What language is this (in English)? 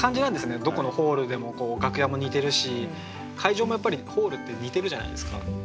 Japanese